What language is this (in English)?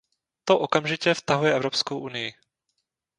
Czech